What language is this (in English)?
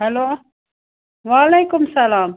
Kashmiri